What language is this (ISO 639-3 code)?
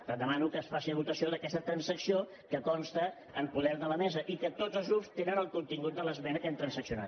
cat